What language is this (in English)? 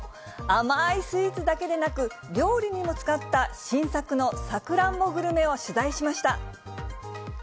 Japanese